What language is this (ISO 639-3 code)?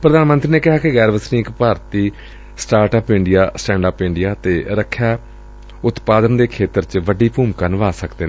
pan